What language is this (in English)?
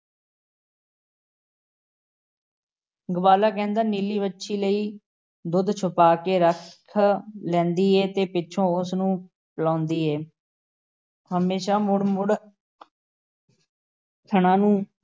Punjabi